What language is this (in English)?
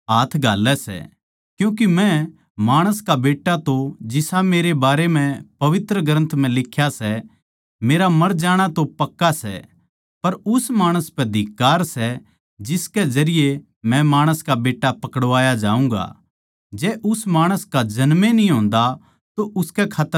Haryanvi